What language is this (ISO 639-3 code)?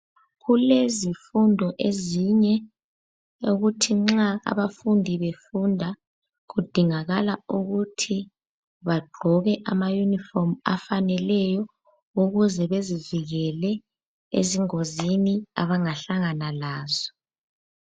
nde